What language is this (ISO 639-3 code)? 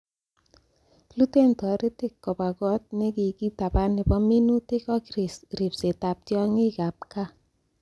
kln